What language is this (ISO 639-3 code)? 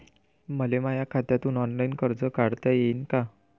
mar